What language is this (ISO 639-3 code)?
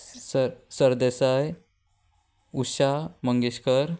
kok